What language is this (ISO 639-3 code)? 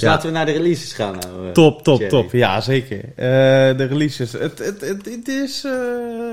nld